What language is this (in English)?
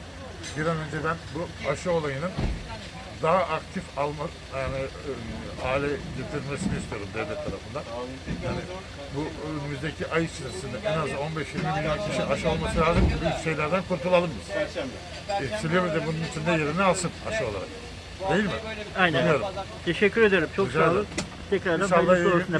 Turkish